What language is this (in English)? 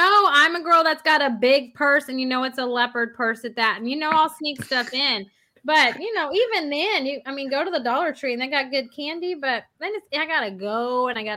English